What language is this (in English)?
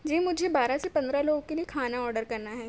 Urdu